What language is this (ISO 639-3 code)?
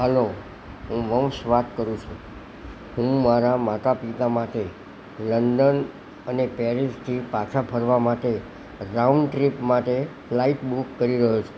guj